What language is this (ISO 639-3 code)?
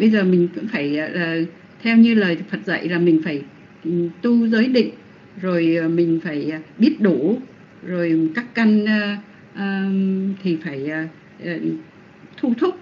vie